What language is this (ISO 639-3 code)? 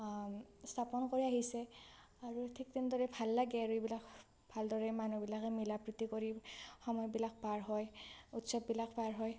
asm